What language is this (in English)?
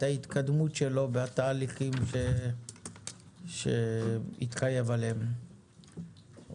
Hebrew